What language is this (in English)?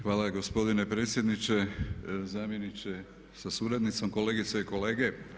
Croatian